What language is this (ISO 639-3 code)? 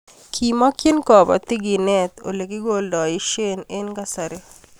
kln